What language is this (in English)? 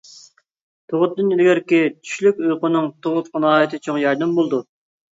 Uyghur